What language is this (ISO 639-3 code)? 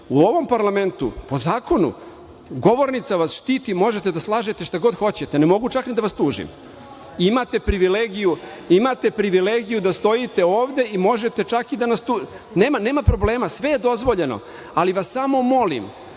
srp